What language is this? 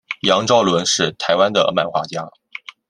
Chinese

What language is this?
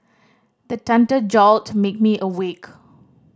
English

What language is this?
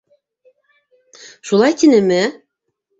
Bashkir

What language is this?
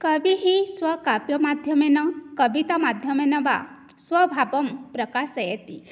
Sanskrit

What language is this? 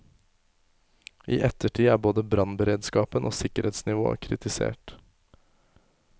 Norwegian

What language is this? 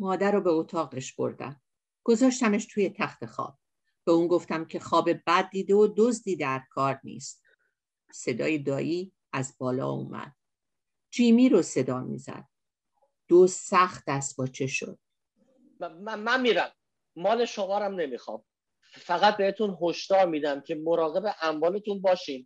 Persian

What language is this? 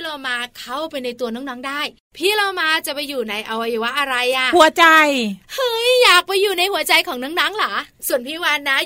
Thai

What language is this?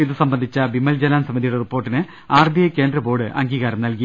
Malayalam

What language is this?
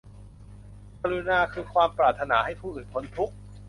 Thai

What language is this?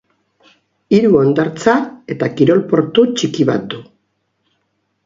Basque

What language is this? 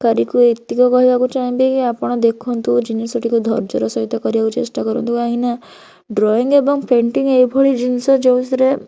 Odia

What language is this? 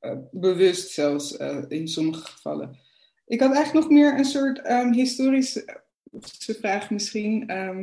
Dutch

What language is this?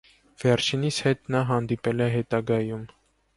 Armenian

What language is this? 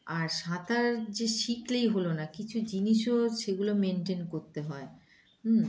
Bangla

